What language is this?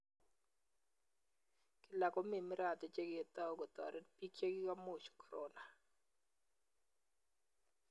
Kalenjin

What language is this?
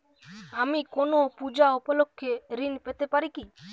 Bangla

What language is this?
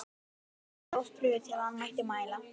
Icelandic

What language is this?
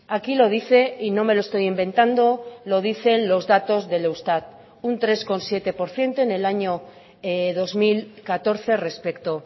Spanish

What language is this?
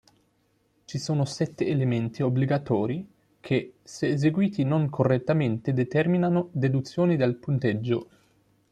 Italian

